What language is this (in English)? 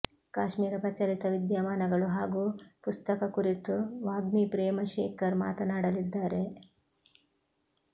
Kannada